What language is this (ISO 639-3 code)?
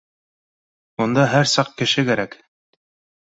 bak